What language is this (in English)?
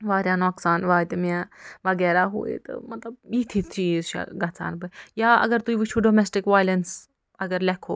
Kashmiri